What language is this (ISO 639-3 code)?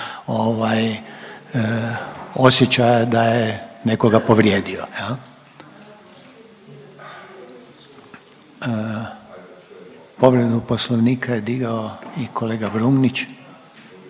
hrv